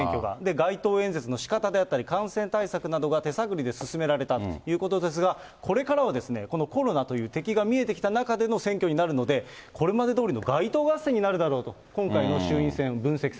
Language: Japanese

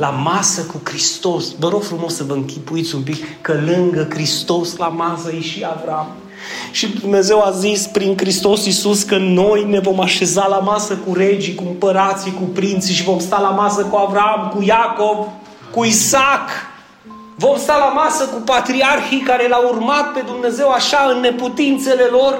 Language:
Romanian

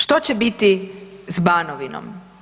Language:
Croatian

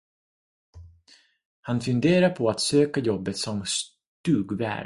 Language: Swedish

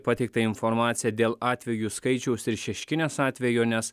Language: Lithuanian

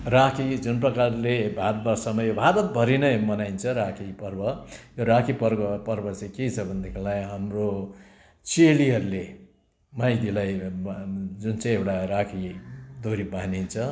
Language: Nepali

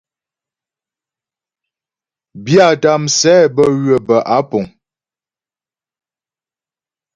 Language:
Ghomala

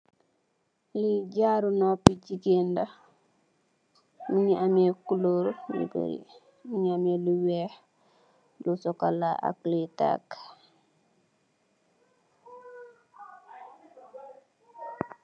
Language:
Wolof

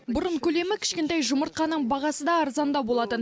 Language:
Kazakh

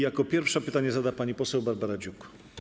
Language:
Polish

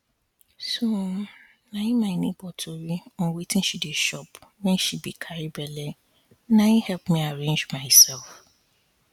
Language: Nigerian Pidgin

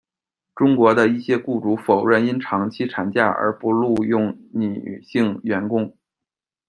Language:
Chinese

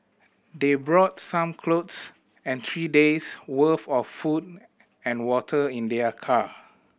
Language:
English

